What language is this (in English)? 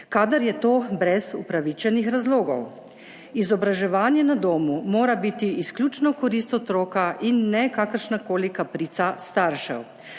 Slovenian